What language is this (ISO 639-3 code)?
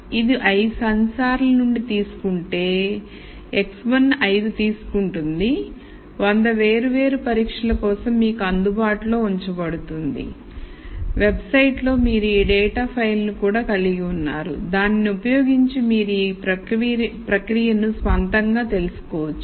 tel